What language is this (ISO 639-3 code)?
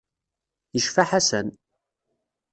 kab